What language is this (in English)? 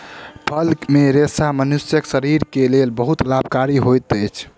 Maithili